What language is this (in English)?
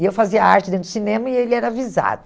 Portuguese